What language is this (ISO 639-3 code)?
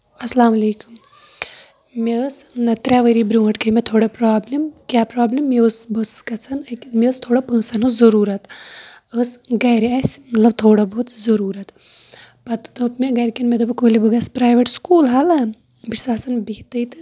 kas